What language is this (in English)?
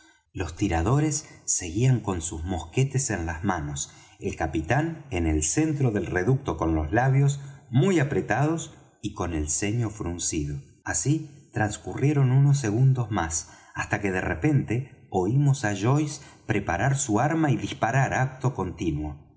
Spanish